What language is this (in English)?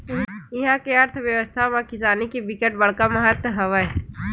Chhattisgarhi